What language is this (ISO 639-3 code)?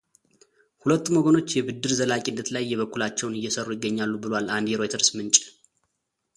amh